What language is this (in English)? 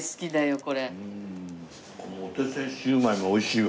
Japanese